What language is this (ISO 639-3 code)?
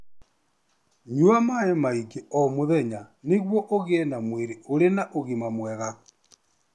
kik